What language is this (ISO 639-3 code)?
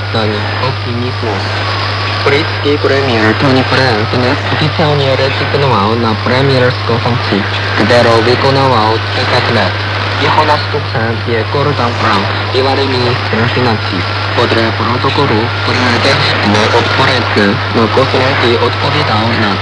ces